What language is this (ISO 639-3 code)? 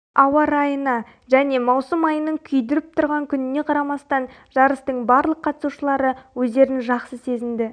kaz